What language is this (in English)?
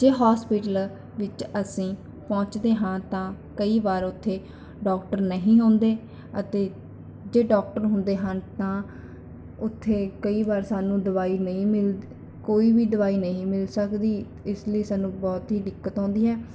Punjabi